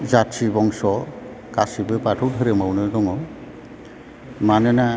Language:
Bodo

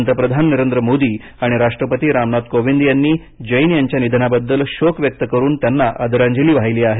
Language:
Marathi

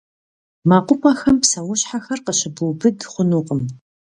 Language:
Kabardian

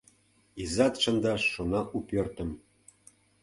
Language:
Mari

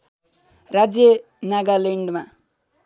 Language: Nepali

